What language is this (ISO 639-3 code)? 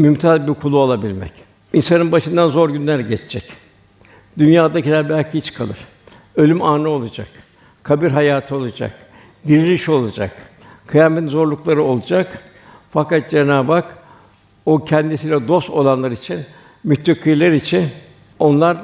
tur